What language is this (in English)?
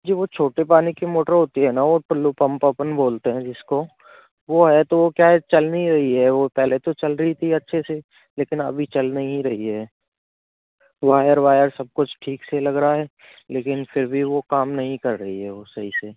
Hindi